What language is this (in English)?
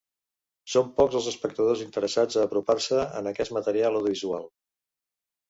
Catalan